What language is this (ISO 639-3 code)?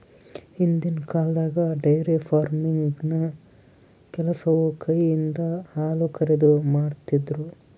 kan